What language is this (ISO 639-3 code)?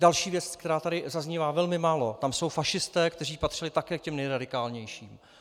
ces